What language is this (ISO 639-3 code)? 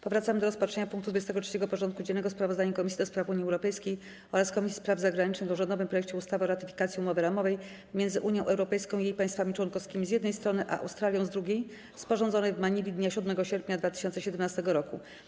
pol